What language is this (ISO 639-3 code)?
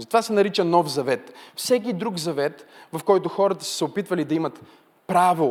bul